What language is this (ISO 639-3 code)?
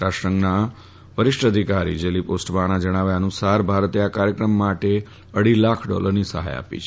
guj